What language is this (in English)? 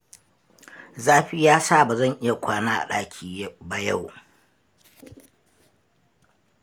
Hausa